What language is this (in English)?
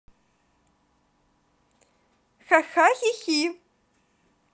Russian